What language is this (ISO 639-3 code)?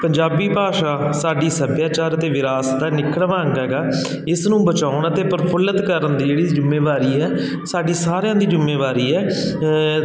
pan